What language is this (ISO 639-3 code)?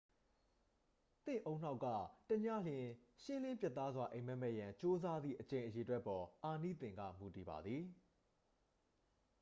mya